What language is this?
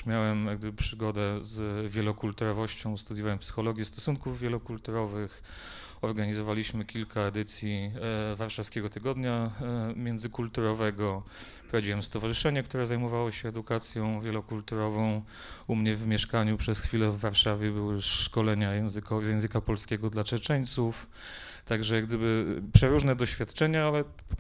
Polish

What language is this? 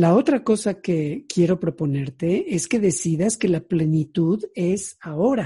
Spanish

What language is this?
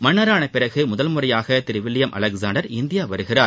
Tamil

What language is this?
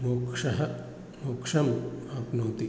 Sanskrit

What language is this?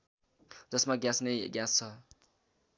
Nepali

